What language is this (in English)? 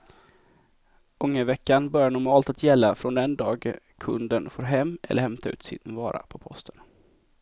Swedish